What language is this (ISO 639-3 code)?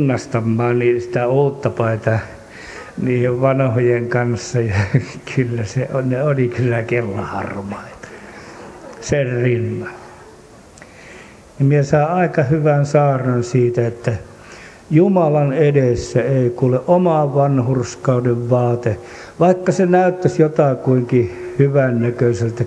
fin